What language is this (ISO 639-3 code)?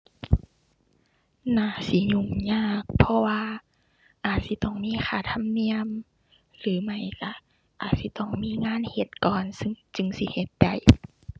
tha